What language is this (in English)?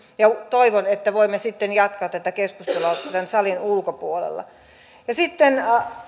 Finnish